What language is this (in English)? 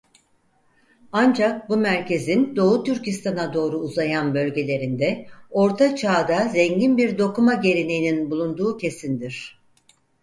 Turkish